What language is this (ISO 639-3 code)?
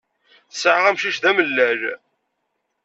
kab